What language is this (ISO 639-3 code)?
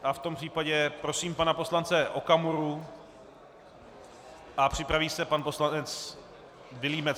ces